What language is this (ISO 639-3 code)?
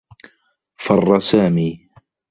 ara